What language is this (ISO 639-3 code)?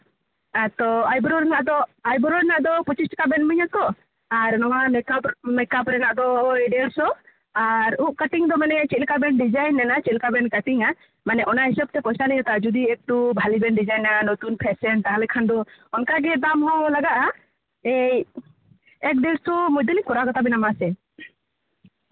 sat